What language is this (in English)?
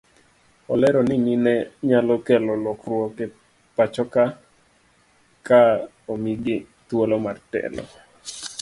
Luo (Kenya and Tanzania)